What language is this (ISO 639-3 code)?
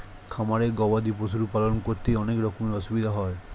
ben